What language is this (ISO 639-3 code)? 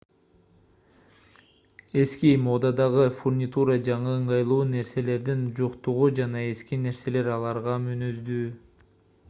kir